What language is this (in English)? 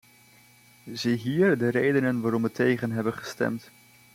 Dutch